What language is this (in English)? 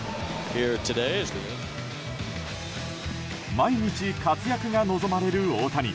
Japanese